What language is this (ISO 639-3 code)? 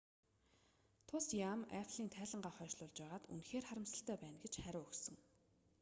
mon